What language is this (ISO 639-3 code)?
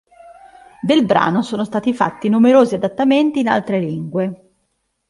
ita